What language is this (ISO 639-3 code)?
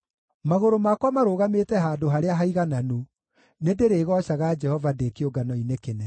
kik